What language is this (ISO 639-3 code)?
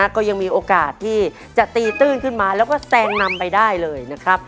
tha